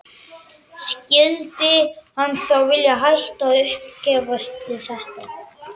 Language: Icelandic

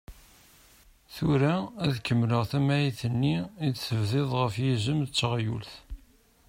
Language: Kabyle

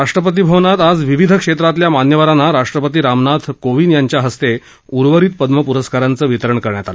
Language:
Marathi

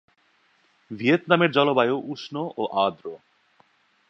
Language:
Bangla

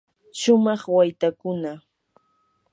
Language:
Yanahuanca Pasco Quechua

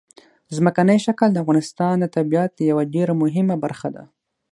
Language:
Pashto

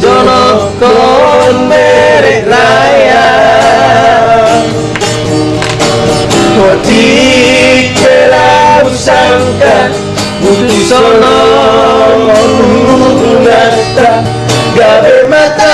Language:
Sundanese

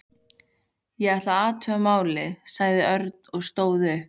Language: Icelandic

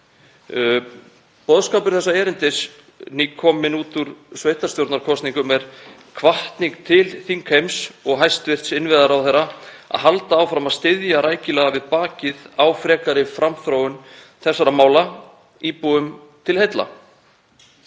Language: Icelandic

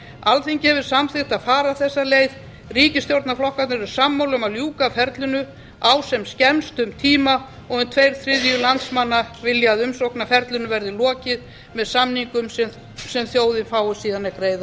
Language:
Icelandic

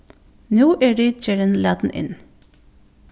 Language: Faroese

